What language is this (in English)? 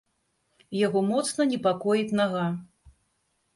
Belarusian